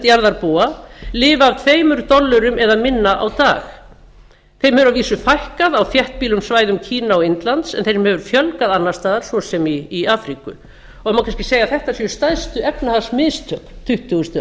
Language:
Icelandic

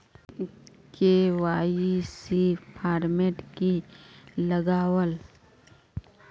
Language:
Magahi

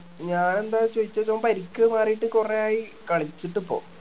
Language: Malayalam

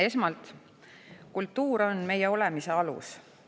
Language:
Estonian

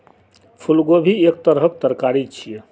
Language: Maithili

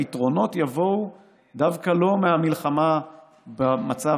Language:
Hebrew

